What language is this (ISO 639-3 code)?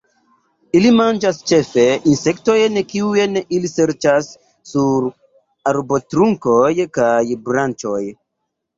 epo